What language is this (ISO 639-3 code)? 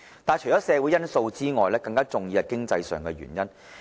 yue